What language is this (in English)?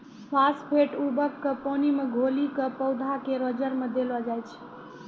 Maithili